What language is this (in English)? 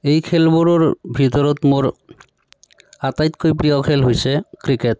Assamese